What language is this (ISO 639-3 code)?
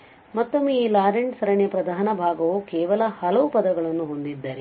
kan